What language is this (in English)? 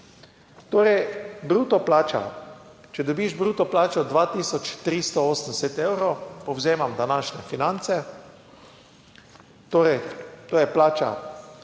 Slovenian